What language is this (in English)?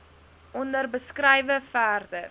Afrikaans